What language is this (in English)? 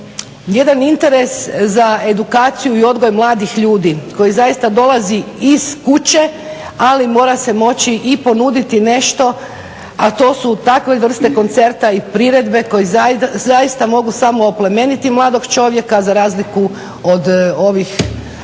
Croatian